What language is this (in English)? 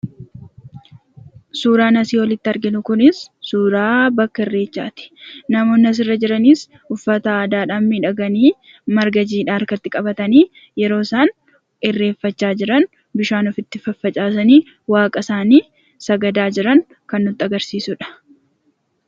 Oromo